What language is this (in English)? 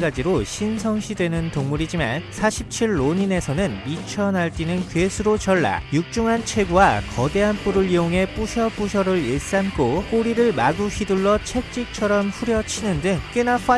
Korean